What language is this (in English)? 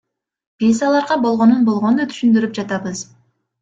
Kyrgyz